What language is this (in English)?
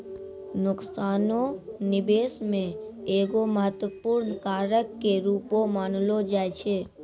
Maithili